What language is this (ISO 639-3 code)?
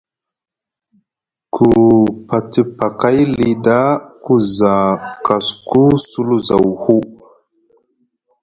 mug